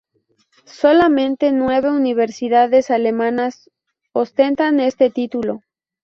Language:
Spanish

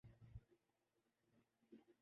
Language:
Urdu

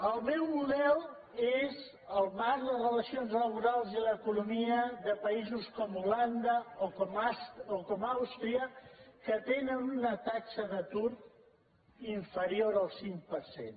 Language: Catalan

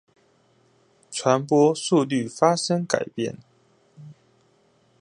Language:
Chinese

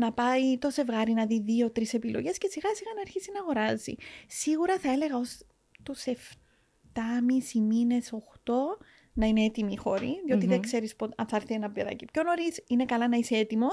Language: Greek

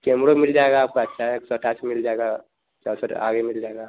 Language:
Hindi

